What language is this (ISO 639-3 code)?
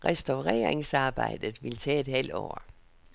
dan